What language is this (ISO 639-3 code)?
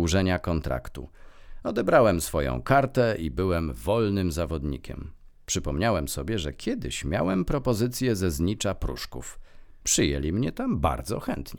pol